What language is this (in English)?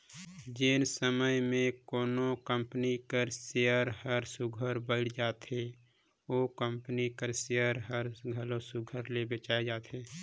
Chhattisgarhi